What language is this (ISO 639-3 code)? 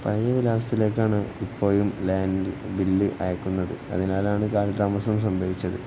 mal